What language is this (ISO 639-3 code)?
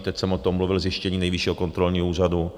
ces